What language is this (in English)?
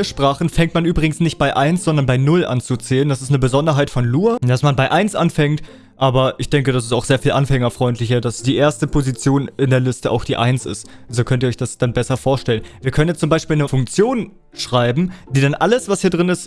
German